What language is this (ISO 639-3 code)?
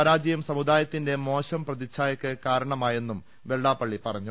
mal